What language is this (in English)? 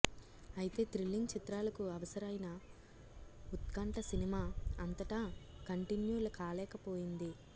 Telugu